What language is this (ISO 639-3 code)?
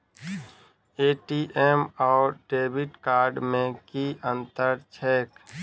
mai